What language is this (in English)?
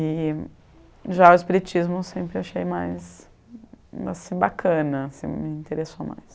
Portuguese